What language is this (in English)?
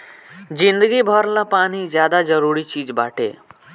Bhojpuri